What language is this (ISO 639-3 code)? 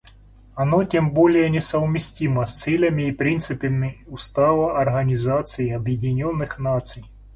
rus